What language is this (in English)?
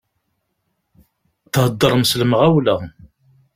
Kabyle